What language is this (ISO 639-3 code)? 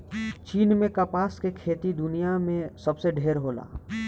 bho